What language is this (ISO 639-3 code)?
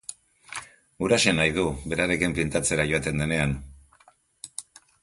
eus